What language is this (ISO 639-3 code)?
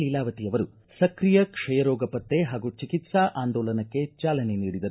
kan